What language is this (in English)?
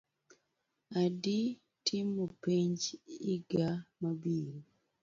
Luo (Kenya and Tanzania)